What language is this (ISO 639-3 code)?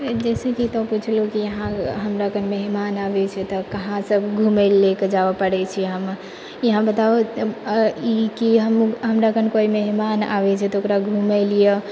mai